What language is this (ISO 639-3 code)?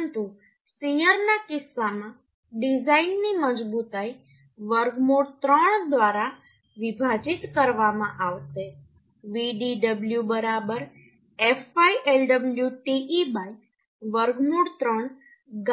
guj